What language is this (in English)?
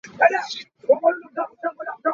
Hakha Chin